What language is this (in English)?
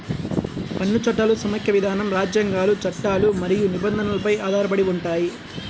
Telugu